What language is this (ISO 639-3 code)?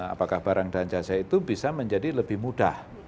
ind